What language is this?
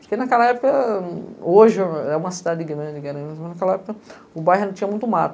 Portuguese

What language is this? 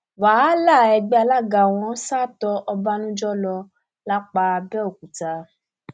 Yoruba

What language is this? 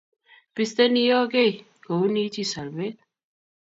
Kalenjin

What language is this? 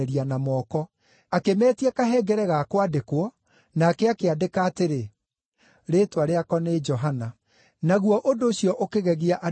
Kikuyu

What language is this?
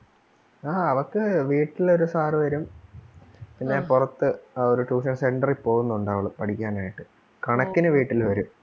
Malayalam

